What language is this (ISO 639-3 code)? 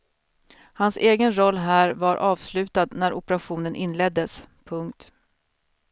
swe